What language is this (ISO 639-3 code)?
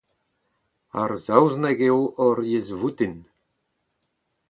bre